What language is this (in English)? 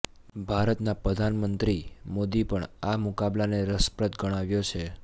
Gujarati